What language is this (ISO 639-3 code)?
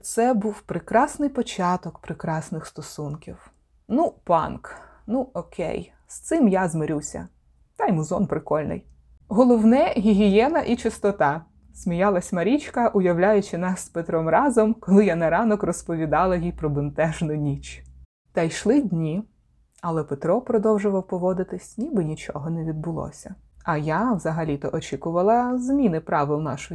ukr